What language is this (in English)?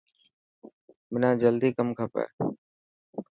Dhatki